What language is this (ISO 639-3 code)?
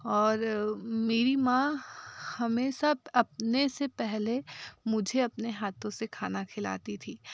hin